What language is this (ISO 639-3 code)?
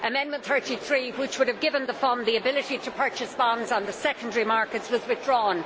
eng